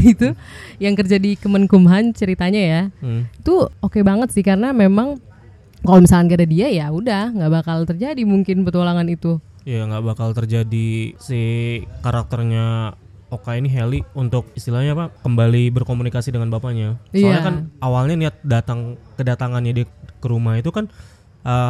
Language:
Indonesian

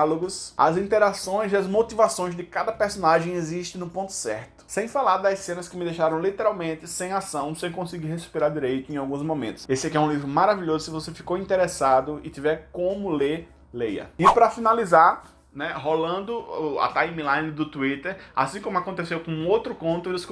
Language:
Portuguese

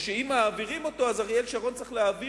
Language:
Hebrew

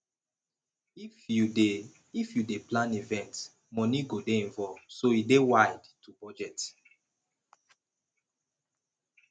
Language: Nigerian Pidgin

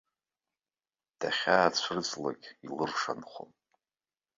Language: Abkhazian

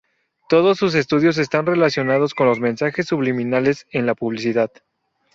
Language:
Spanish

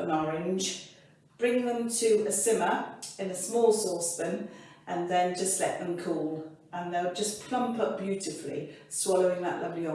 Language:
English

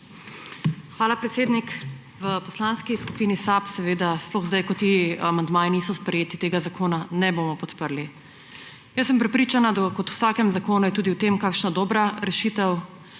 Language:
Slovenian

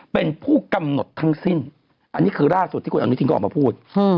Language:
Thai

